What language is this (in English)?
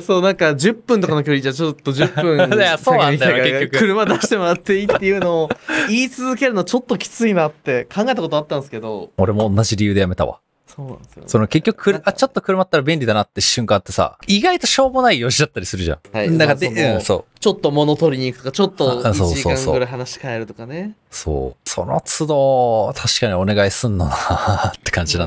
Japanese